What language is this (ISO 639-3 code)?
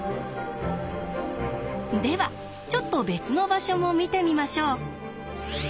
jpn